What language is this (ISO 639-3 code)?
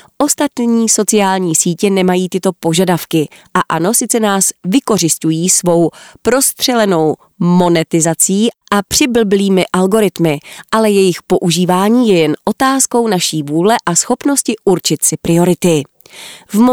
ces